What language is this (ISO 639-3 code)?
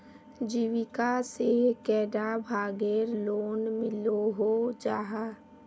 mag